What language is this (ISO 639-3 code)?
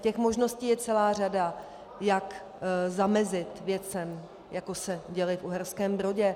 ces